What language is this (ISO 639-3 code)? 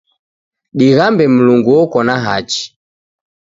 dav